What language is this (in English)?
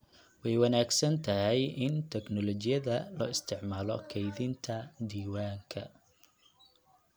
Somali